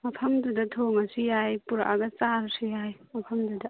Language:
Manipuri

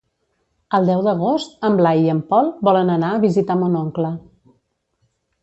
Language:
Catalan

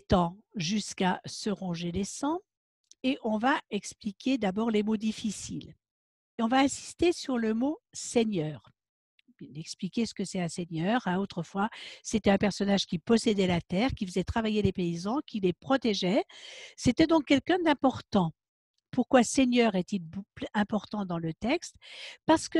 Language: French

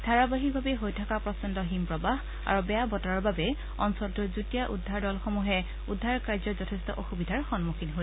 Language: Assamese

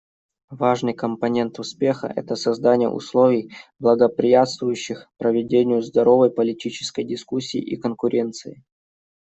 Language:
Russian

